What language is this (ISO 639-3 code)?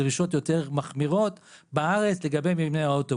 heb